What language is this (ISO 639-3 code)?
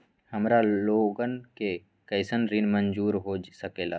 mag